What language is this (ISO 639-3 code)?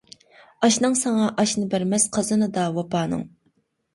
uig